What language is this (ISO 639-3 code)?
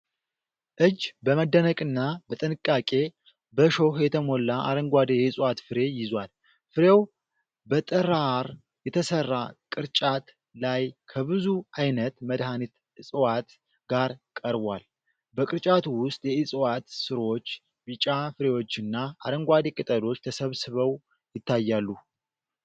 amh